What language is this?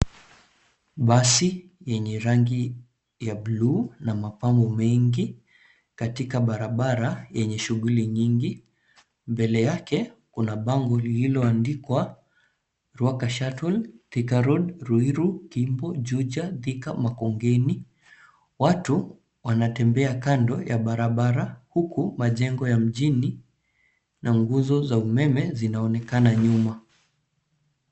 Swahili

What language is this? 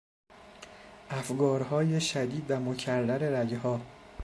Persian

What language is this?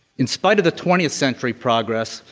English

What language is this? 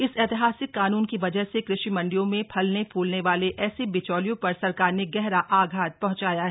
Hindi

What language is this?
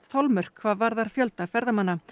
Icelandic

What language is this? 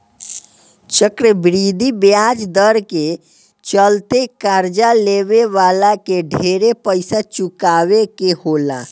Bhojpuri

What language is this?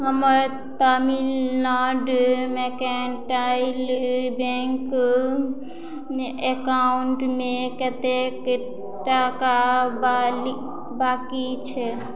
Maithili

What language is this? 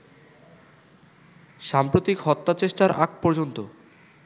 Bangla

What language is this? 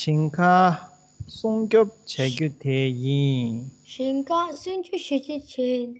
Romanian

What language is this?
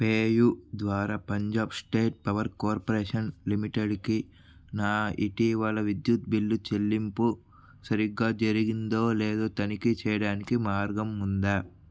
Telugu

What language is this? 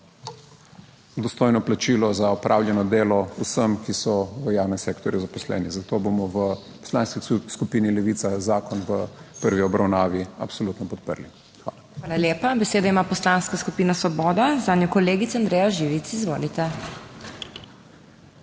Slovenian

